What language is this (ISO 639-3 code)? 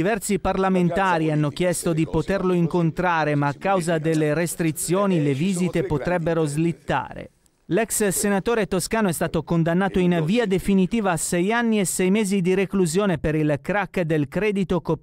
ita